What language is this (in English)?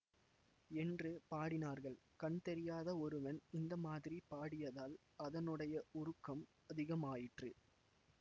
Tamil